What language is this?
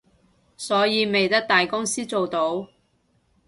Cantonese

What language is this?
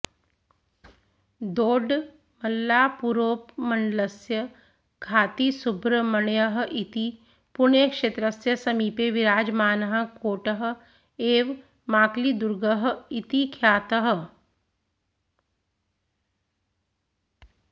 Sanskrit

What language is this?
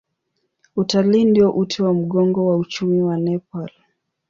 Swahili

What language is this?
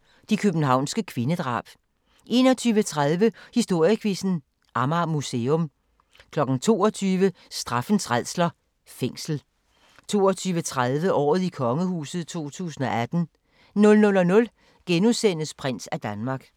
Danish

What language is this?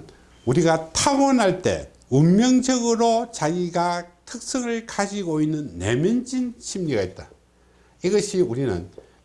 Korean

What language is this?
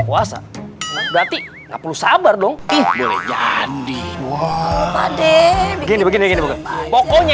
Indonesian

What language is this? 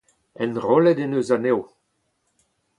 Breton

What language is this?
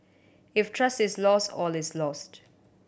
English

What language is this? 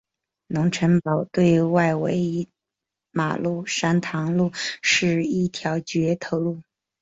Chinese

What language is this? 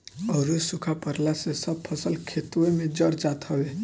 Bhojpuri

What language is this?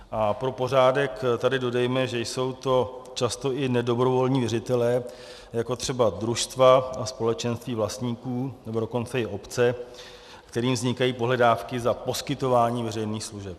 Czech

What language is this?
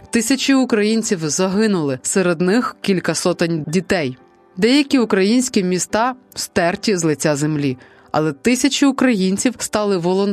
Ukrainian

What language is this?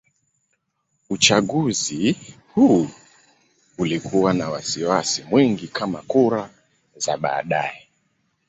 Swahili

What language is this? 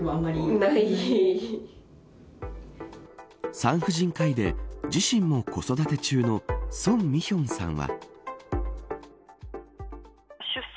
Japanese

